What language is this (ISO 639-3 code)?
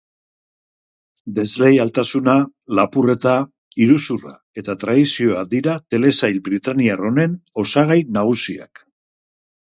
eus